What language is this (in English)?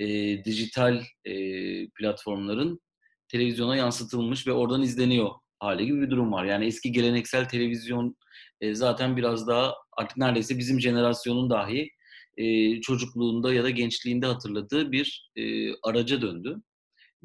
Turkish